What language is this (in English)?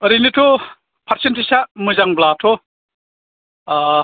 Bodo